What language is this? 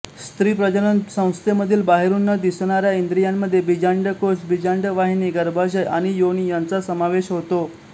Marathi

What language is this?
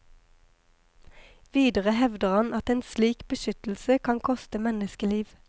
Norwegian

